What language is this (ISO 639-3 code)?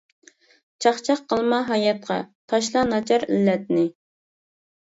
uig